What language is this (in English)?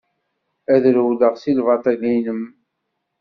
Kabyle